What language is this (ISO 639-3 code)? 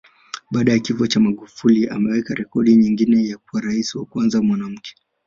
swa